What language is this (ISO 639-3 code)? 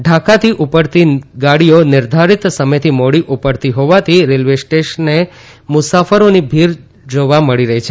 guj